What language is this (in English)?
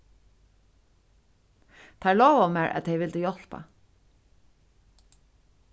Faroese